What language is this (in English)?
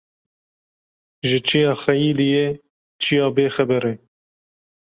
Kurdish